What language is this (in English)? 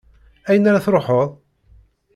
Kabyle